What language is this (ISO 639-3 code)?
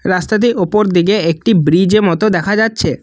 ben